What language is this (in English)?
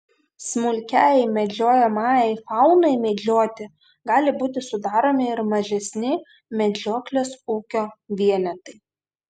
Lithuanian